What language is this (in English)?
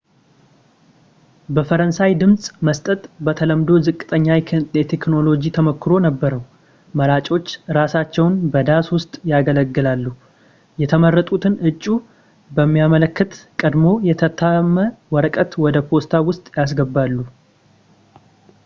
Amharic